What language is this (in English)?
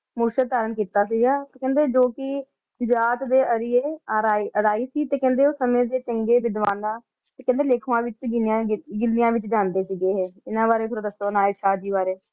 Punjabi